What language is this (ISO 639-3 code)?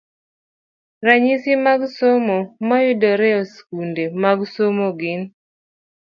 luo